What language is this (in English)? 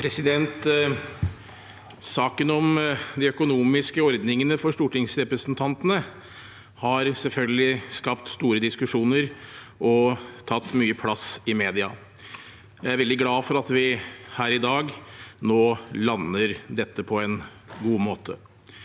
Norwegian